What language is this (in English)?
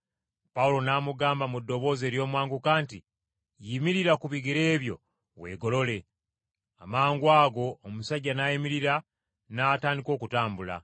Ganda